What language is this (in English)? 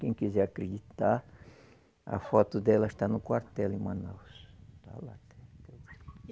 Portuguese